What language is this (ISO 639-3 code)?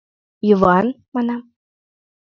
chm